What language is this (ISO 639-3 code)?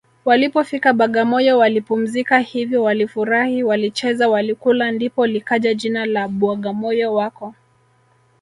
swa